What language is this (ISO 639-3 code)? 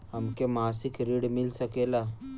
bho